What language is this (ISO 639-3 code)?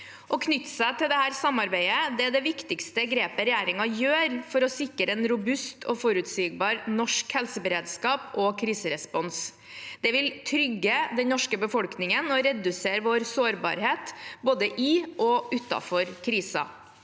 nor